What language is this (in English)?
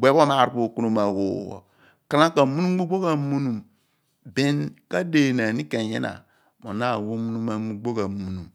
Abua